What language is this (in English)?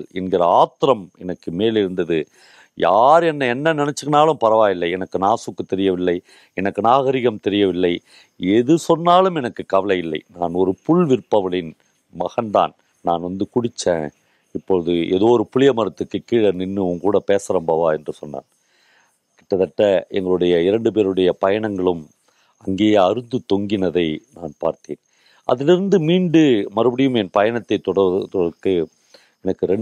Tamil